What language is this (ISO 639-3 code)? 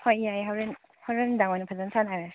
mni